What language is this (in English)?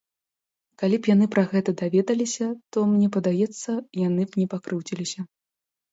Belarusian